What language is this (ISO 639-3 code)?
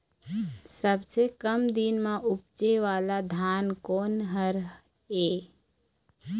hne